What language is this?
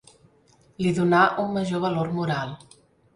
Catalan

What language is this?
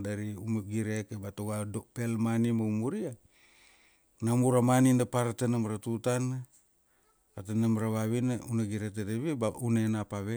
Kuanua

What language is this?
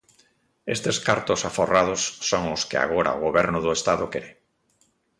Galician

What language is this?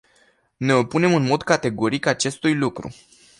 Romanian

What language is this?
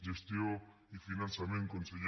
Catalan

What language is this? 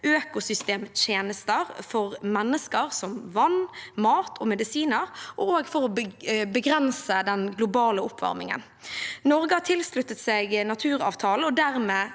Norwegian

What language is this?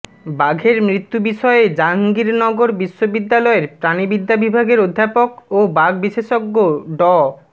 Bangla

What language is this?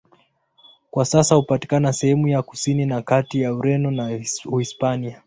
Swahili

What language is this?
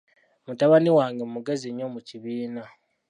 Ganda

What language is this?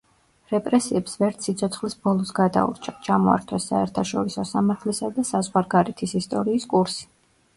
Georgian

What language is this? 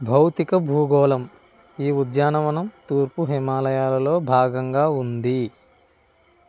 Telugu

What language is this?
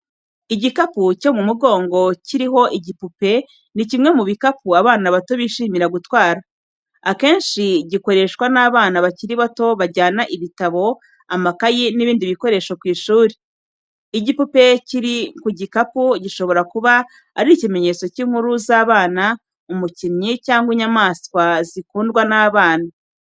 Kinyarwanda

